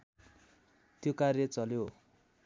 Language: Nepali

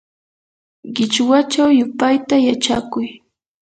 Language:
Yanahuanca Pasco Quechua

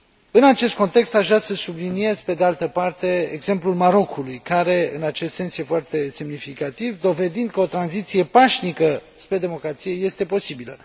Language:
Romanian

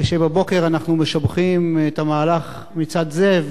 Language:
Hebrew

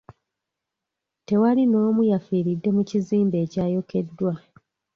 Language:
Ganda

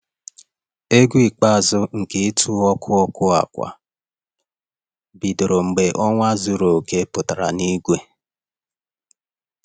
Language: Igbo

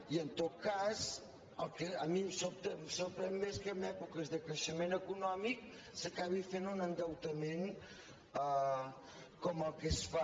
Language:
Catalan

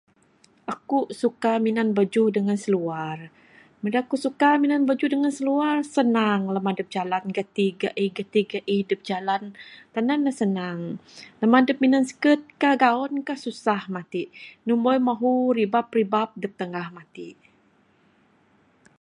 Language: Bukar-Sadung Bidayuh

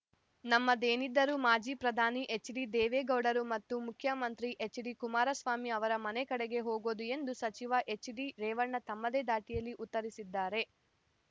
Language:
Kannada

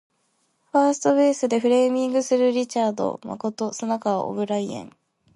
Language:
Japanese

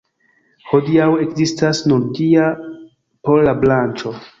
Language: Esperanto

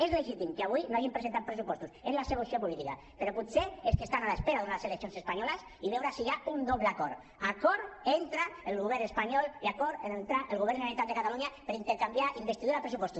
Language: Catalan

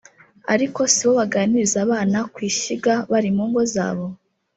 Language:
Kinyarwanda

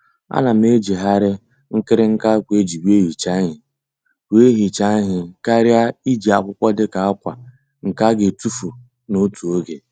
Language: Igbo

